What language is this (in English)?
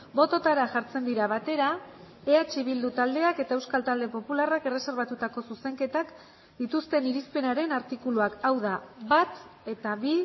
Basque